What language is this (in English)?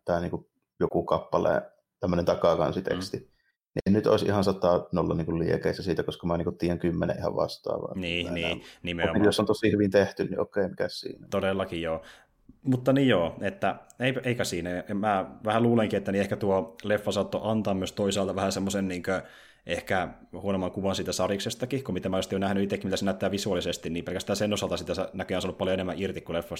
Finnish